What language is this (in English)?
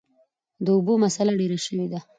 Pashto